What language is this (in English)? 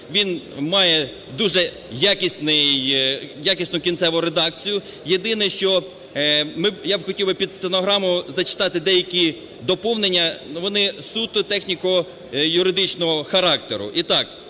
Ukrainian